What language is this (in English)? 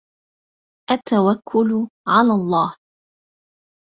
Arabic